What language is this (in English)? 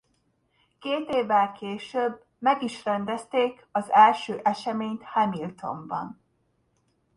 Hungarian